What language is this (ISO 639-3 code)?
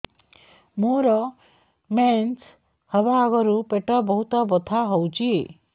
ori